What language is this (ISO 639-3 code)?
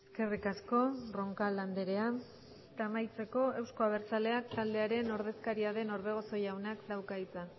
eus